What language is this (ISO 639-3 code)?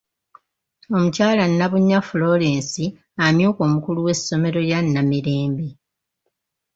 lug